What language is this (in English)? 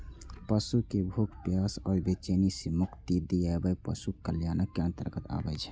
Maithili